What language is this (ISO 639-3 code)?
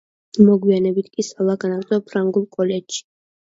kat